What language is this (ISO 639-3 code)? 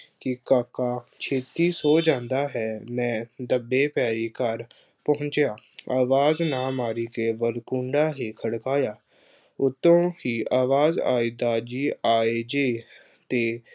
pan